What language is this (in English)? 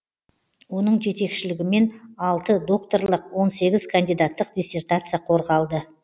Kazakh